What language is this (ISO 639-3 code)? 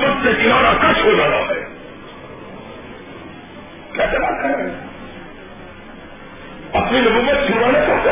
urd